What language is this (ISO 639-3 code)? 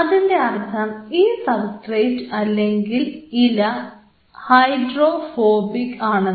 mal